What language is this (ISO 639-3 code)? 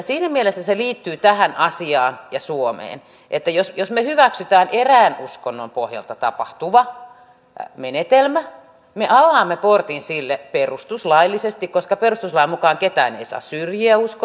fin